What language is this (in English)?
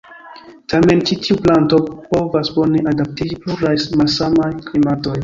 Esperanto